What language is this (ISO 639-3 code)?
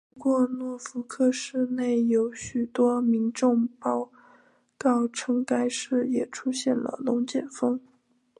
zho